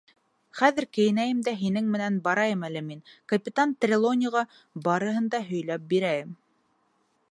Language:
Bashkir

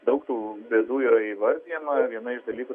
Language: Lithuanian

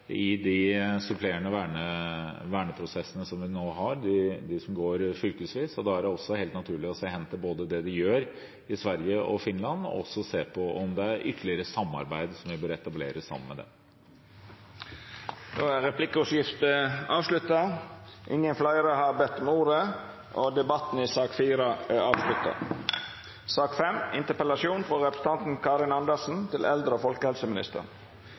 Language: Norwegian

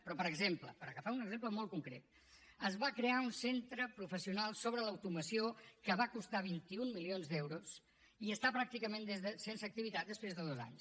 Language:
Catalan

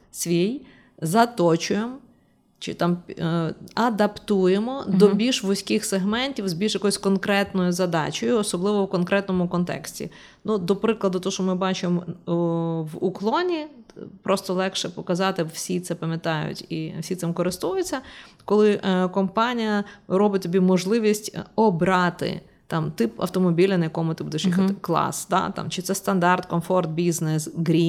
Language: Ukrainian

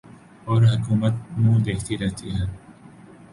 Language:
Urdu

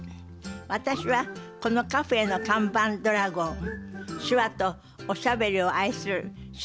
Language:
Japanese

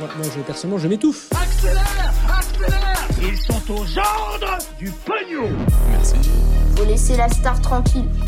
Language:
French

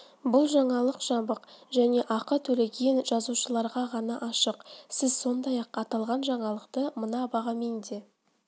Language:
Kazakh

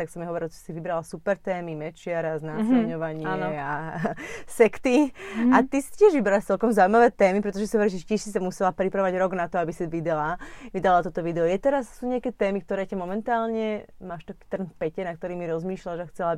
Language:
Slovak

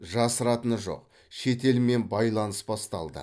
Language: Kazakh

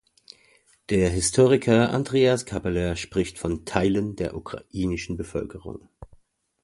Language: German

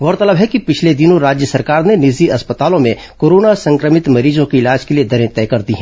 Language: Hindi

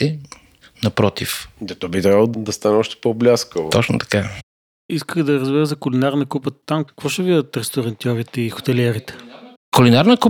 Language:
Bulgarian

